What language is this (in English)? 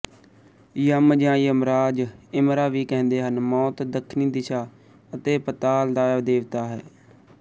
Punjabi